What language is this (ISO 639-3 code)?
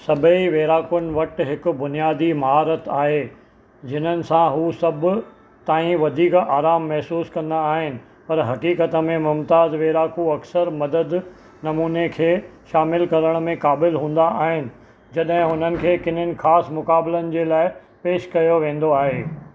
snd